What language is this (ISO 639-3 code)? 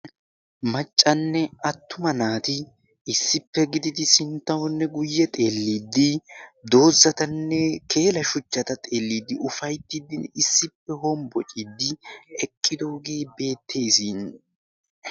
wal